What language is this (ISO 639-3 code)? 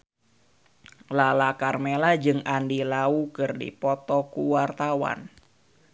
sun